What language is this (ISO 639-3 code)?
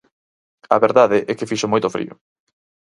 glg